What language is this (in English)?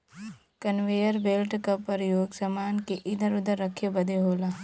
Bhojpuri